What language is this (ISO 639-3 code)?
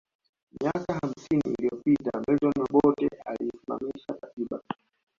swa